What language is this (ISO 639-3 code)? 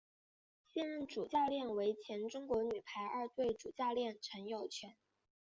zho